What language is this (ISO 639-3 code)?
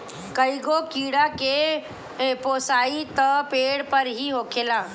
bho